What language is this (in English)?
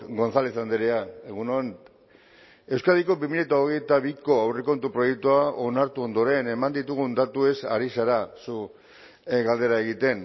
Basque